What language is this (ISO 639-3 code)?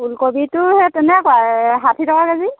asm